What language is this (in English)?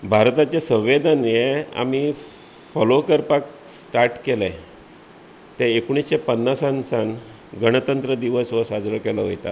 Konkani